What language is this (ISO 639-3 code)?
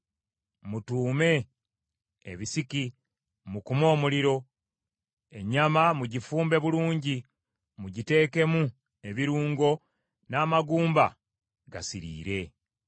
lug